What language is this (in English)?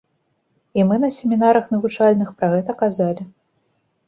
Belarusian